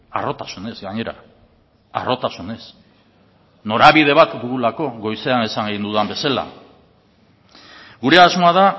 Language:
Basque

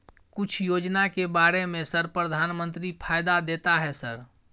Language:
Maithili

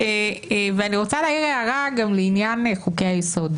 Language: Hebrew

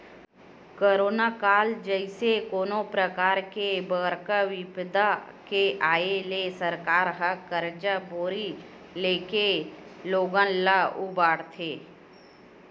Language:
Chhattisgarhi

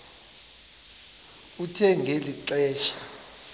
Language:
Xhosa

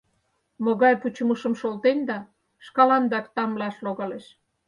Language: Mari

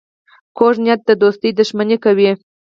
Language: Pashto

